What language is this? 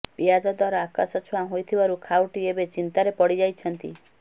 Odia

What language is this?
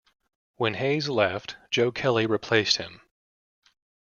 English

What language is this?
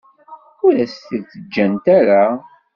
Kabyle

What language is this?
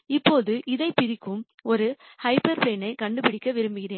Tamil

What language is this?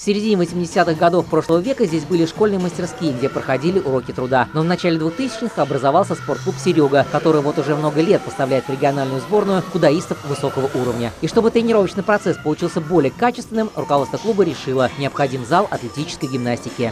Russian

